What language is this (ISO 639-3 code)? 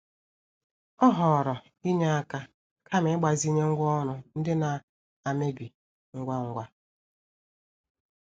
ibo